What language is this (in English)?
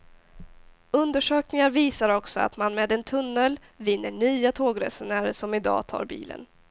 Swedish